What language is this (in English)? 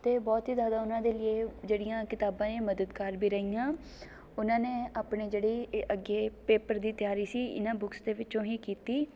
Punjabi